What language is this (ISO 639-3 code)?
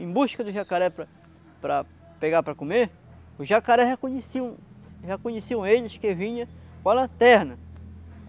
por